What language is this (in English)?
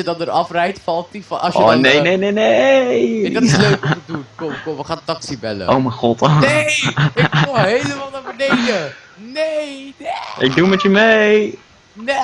Dutch